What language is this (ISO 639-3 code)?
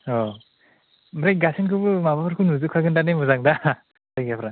brx